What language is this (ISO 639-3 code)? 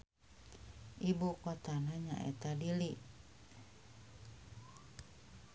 sun